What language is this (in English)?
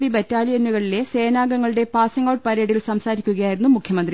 Malayalam